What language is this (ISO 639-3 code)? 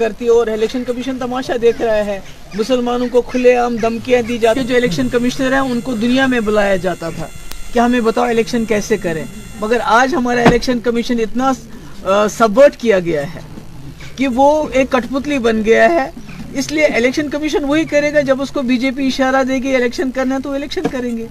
urd